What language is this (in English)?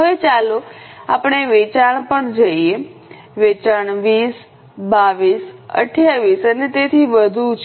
Gujarati